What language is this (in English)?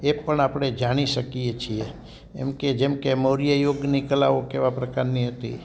Gujarati